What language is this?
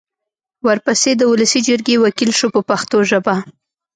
Pashto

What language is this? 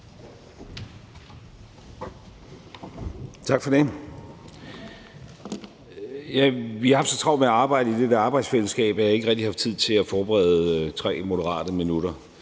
Danish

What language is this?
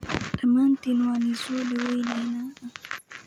Somali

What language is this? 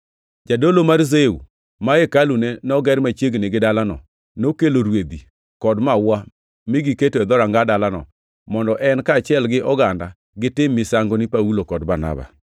Luo (Kenya and Tanzania)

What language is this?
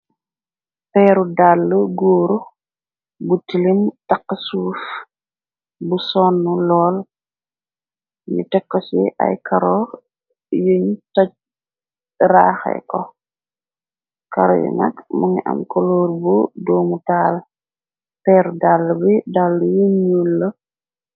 Wolof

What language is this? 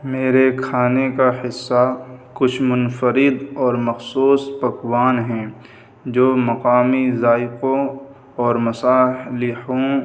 Urdu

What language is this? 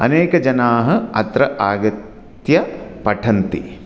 Sanskrit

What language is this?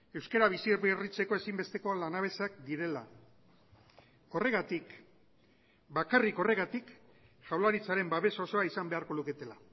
Basque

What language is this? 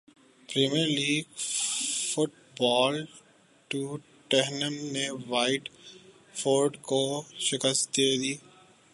Urdu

